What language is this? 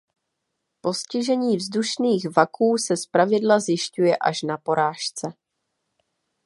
Czech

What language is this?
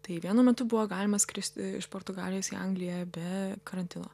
Lithuanian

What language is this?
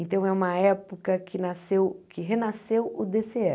Portuguese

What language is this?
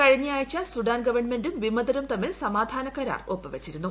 Malayalam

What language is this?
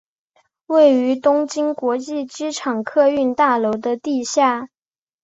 Chinese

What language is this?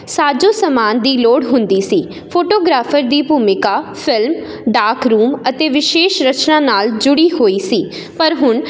Punjabi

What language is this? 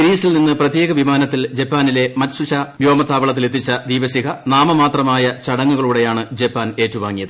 Malayalam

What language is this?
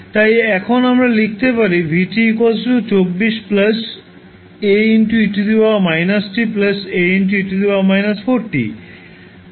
Bangla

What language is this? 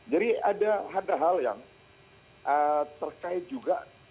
Indonesian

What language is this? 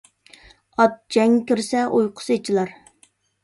Uyghur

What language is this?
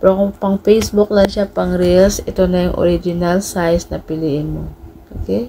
Filipino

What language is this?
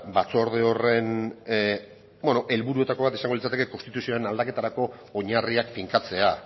Basque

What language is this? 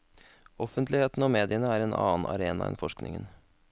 Norwegian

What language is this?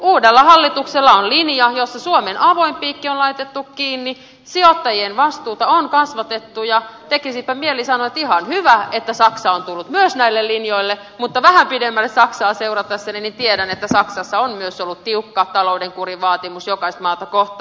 Finnish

